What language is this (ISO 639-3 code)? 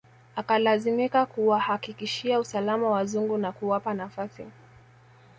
swa